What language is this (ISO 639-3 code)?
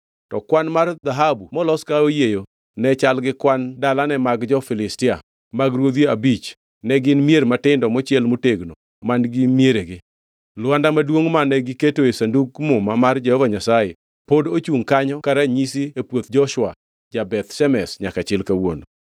luo